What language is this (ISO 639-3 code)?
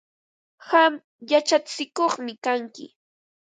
qva